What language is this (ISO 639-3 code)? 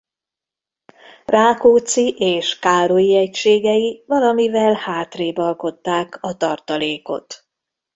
hun